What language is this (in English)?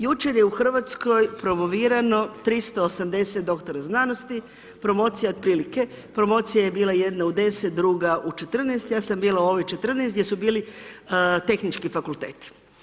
Croatian